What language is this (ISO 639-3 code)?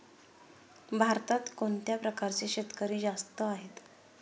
mar